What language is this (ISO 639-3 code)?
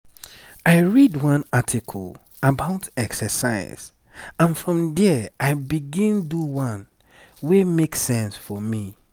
pcm